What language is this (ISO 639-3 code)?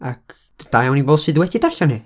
cym